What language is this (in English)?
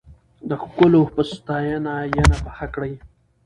Pashto